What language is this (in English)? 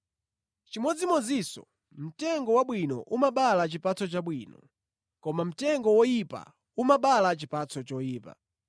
Nyanja